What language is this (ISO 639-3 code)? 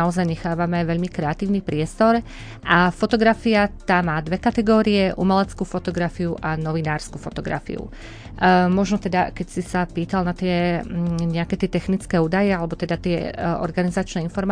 slk